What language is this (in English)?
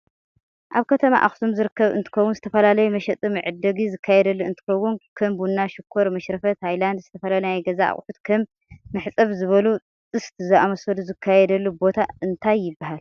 Tigrinya